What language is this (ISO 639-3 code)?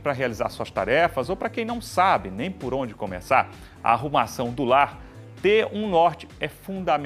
por